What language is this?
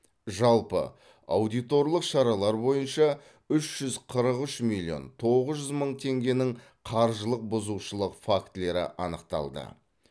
Kazakh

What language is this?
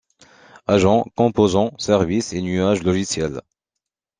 French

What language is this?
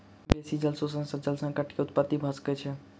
Maithili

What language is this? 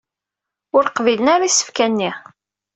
Kabyle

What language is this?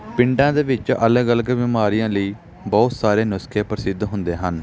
Punjabi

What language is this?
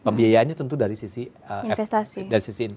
Indonesian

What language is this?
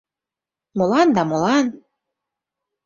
Mari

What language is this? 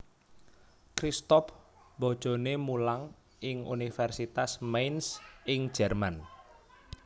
Javanese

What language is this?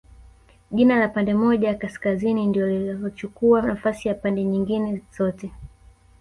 Swahili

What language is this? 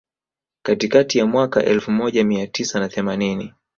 Swahili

